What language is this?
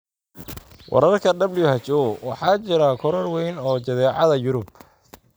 Somali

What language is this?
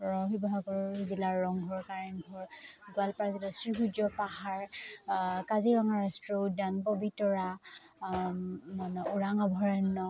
Assamese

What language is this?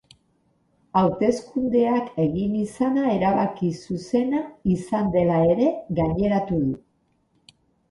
Basque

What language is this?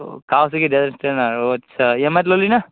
Assamese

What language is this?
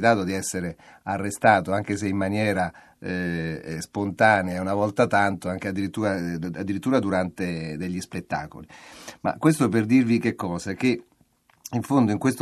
Italian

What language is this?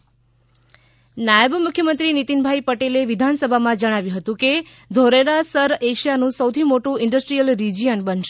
Gujarati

